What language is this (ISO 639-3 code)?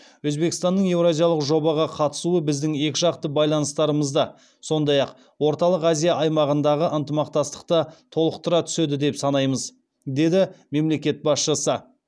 kaz